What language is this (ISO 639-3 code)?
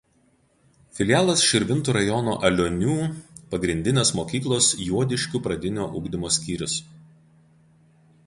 lit